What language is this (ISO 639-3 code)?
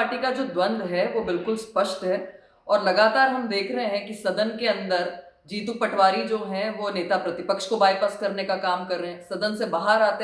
hin